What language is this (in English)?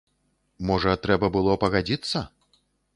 Belarusian